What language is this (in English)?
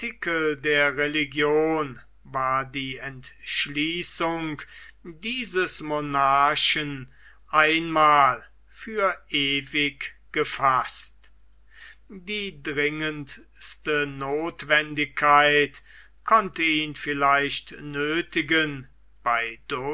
German